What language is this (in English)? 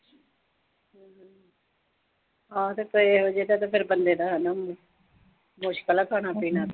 Punjabi